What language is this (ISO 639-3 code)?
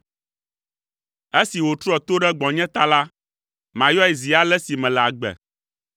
ewe